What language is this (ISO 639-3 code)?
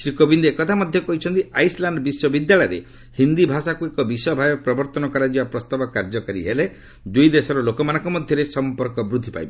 ori